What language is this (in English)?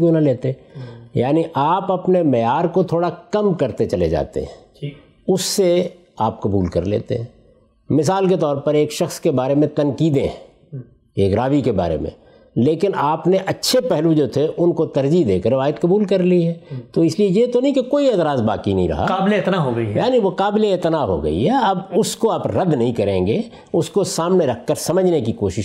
Urdu